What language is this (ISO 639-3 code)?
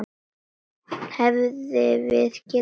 isl